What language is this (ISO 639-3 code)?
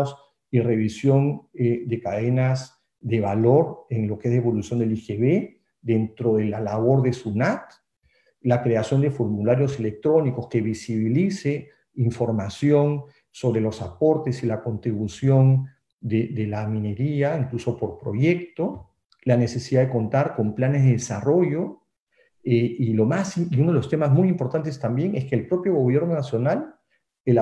spa